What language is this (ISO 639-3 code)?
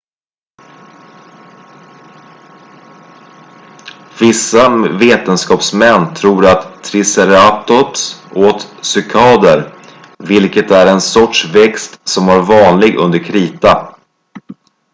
swe